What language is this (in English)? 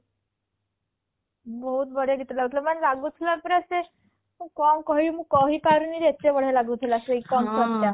Odia